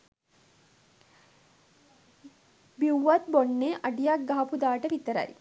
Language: Sinhala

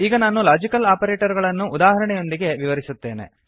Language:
Kannada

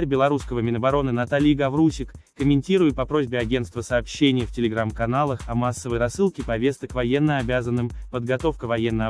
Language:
Russian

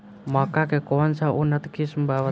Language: Bhojpuri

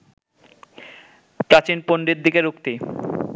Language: Bangla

